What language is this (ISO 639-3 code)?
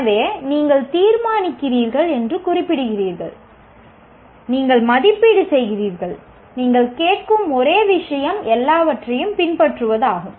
tam